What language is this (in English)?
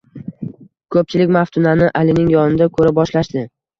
Uzbek